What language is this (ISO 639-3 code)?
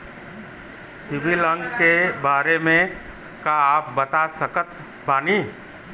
bho